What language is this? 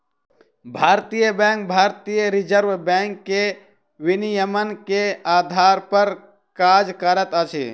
Maithili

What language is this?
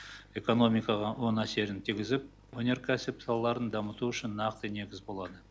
Kazakh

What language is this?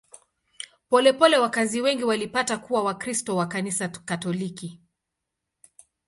Swahili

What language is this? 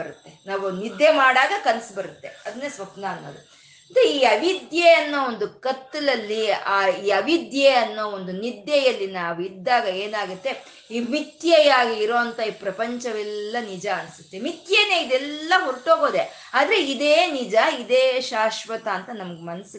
Kannada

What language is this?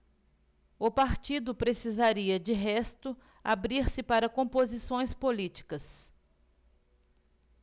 Portuguese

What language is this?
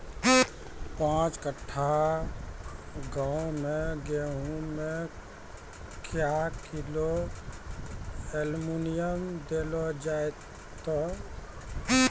Maithili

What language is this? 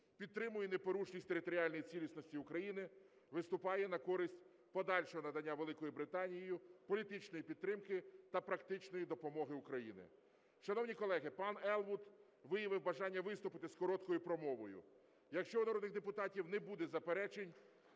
Ukrainian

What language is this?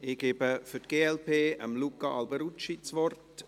Swiss German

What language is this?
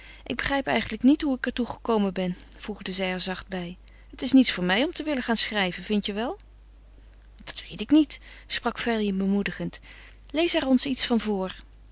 Dutch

